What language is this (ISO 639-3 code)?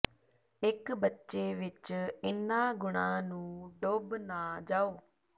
pan